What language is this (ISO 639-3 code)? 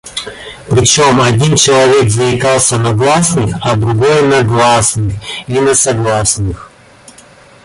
rus